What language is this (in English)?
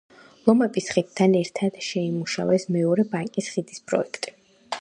Georgian